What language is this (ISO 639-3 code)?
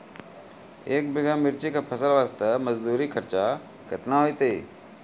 mai